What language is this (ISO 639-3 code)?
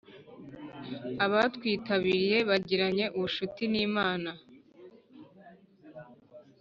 kin